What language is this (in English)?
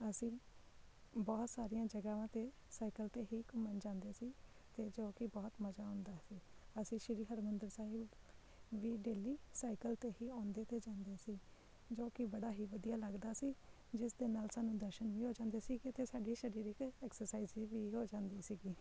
Punjabi